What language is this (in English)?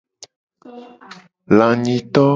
Gen